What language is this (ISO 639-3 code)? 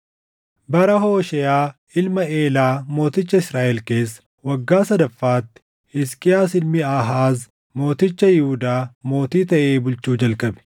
orm